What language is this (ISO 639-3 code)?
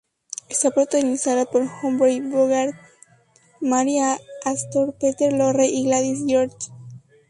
spa